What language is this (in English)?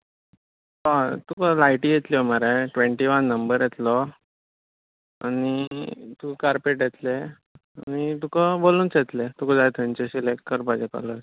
Konkani